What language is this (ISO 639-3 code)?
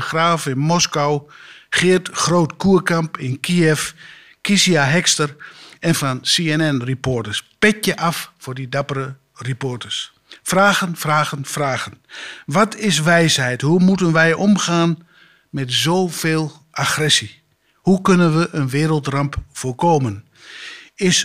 nld